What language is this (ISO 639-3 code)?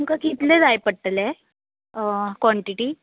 kok